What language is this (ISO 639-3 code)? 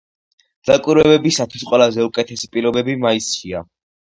kat